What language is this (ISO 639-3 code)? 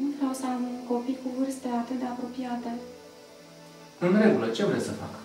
ron